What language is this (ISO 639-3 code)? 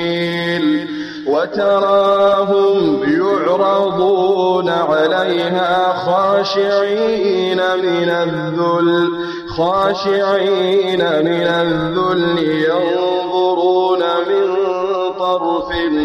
ara